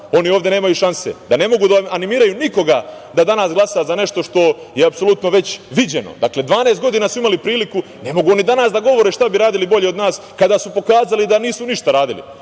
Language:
Serbian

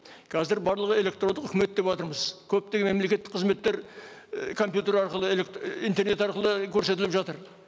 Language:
Kazakh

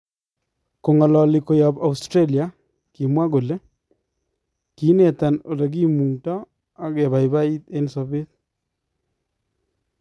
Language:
Kalenjin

